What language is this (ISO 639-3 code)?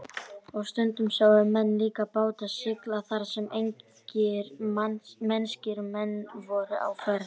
isl